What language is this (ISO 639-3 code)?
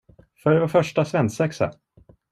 swe